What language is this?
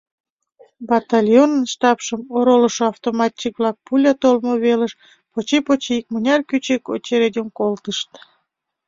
Mari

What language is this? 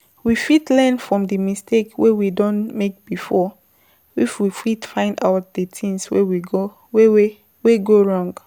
Nigerian Pidgin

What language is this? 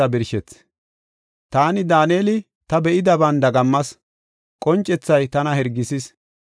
Gofa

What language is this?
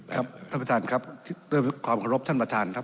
Thai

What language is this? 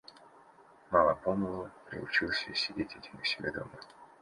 Russian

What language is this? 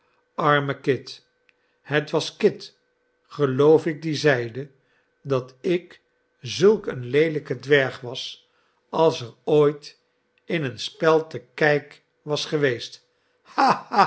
Dutch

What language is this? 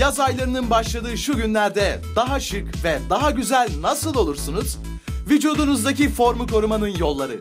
Turkish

